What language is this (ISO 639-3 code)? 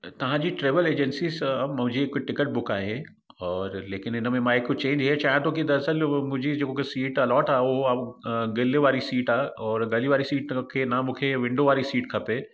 snd